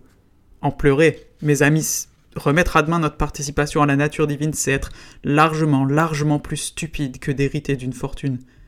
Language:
French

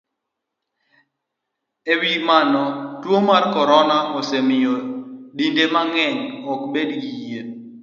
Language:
Luo (Kenya and Tanzania)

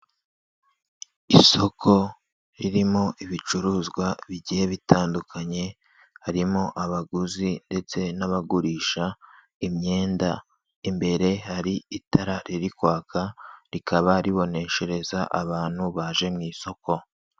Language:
Kinyarwanda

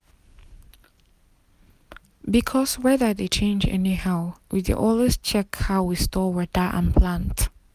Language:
Nigerian Pidgin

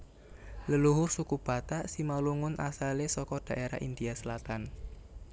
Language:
Javanese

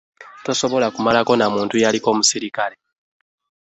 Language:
Ganda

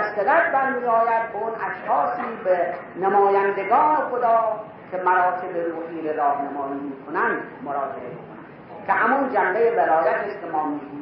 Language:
Persian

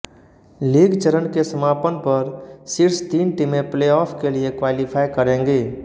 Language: Hindi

